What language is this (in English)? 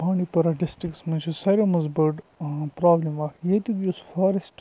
Kashmiri